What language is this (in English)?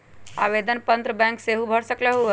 Magahi